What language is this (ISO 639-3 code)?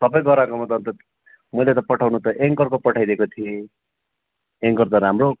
nep